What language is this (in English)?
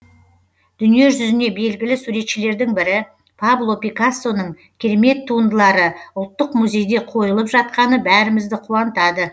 Kazakh